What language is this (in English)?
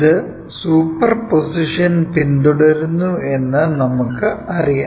Malayalam